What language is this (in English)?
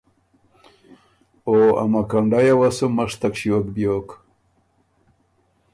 Ormuri